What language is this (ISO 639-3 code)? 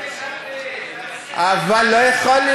heb